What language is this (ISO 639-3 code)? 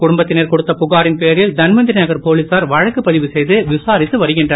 tam